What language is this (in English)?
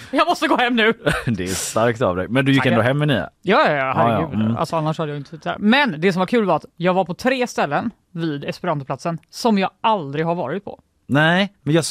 Swedish